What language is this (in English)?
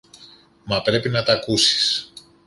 Greek